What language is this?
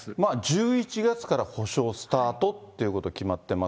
Japanese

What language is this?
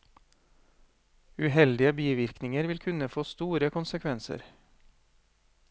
Norwegian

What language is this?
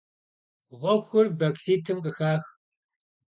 Kabardian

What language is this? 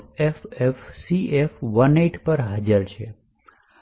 Gujarati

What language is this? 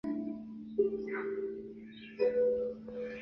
Chinese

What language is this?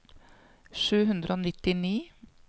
Norwegian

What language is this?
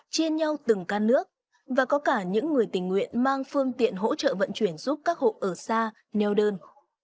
Vietnamese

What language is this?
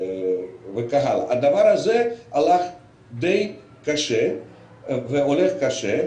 Hebrew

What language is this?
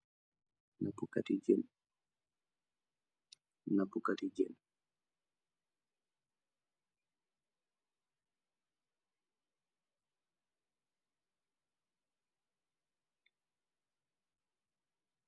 Wolof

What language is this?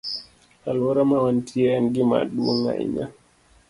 Luo (Kenya and Tanzania)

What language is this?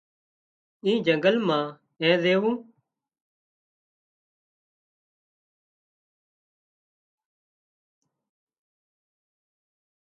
Wadiyara Koli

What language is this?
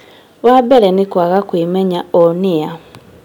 Kikuyu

